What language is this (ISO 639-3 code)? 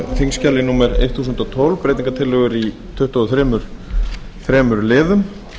isl